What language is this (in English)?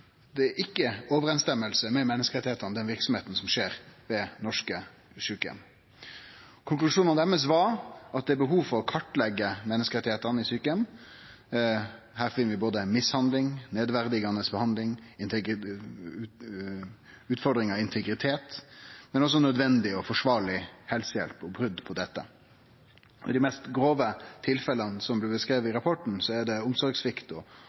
Norwegian Nynorsk